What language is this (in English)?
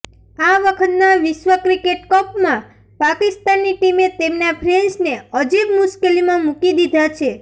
Gujarati